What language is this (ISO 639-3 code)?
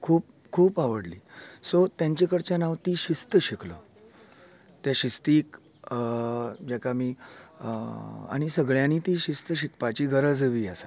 kok